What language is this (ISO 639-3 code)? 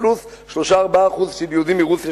heb